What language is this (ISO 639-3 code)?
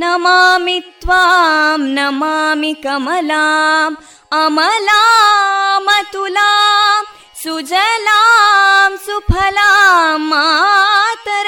kan